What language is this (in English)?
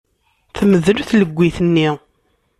Kabyle